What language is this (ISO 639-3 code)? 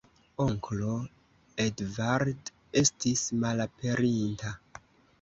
epo